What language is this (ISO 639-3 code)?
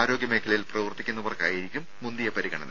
mal